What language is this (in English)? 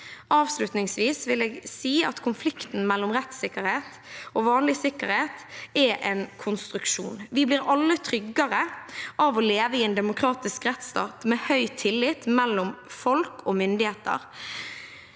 Norwegian